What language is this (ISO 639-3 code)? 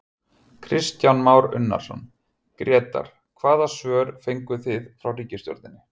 isl